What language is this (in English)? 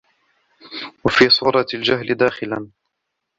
Arabic